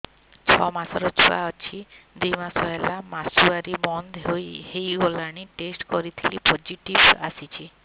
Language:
Odia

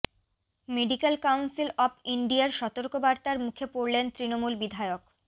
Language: Bangla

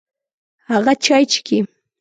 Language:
Pashto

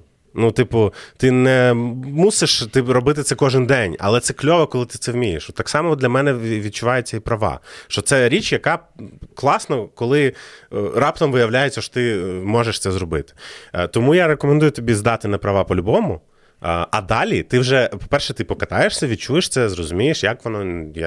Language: Ukrainian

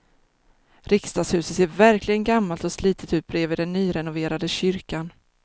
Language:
Swedish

